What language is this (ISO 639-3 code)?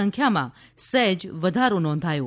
guj